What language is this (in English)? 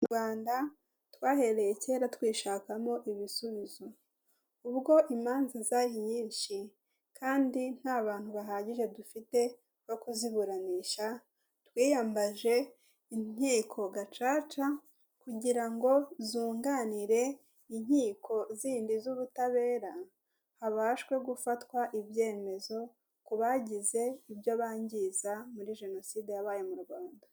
Kinyarwanda